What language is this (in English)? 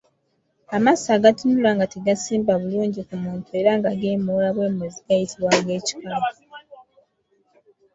Ganda